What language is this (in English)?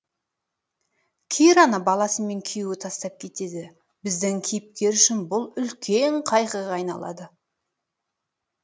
Kazakh